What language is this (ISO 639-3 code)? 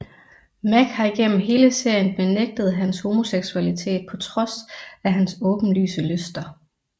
dan